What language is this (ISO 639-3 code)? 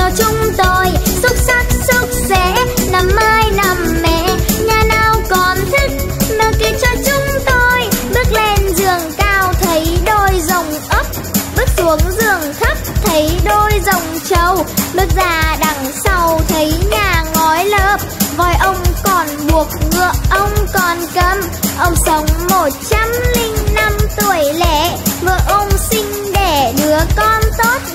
vie